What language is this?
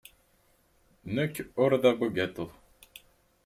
Kabyle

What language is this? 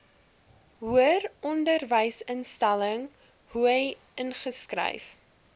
Afrikaans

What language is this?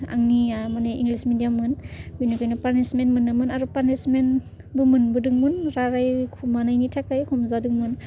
Bodo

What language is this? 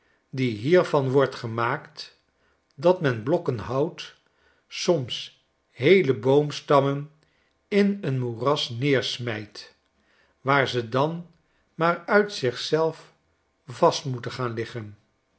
Dutch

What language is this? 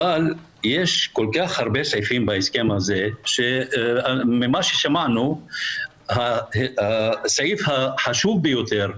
Hebrew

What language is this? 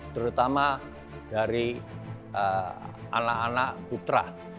Indonesian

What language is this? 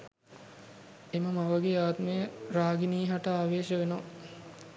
Sinhala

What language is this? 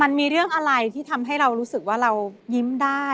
Thai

